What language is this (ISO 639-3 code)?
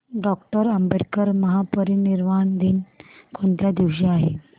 mar